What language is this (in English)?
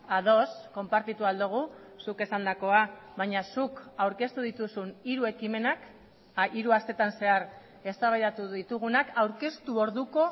Basque